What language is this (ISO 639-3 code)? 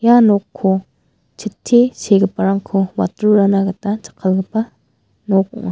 grt